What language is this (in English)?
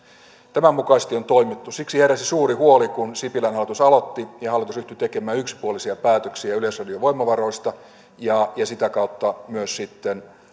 Finnish